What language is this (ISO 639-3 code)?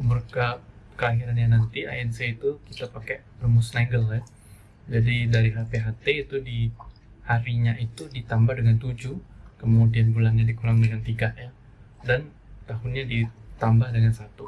ind